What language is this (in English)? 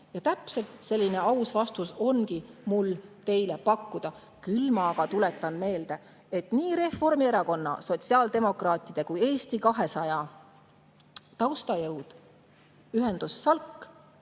Estonian